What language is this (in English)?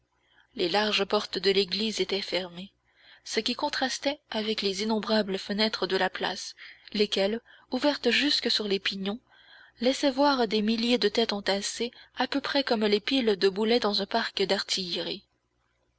French